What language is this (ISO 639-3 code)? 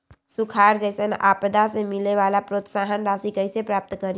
mag